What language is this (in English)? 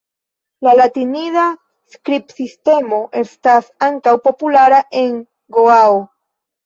Esperanto